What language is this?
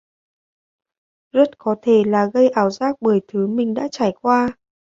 Vietnamese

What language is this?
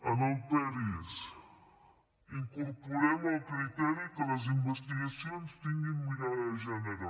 Catalan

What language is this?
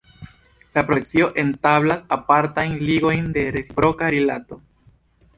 Esperanto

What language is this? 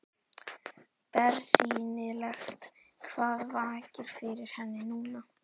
Icelandic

